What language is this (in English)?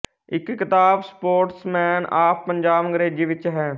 Punjabi